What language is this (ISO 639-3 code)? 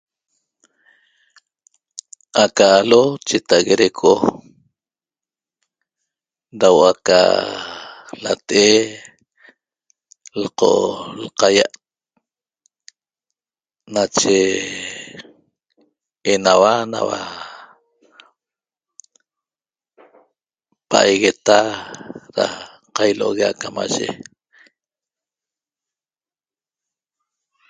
tob